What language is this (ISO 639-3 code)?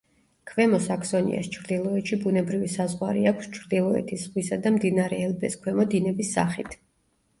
kat